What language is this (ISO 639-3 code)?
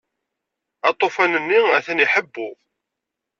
kab